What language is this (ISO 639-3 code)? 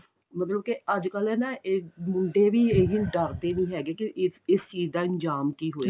pan